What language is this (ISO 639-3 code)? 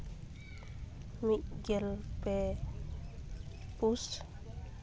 sat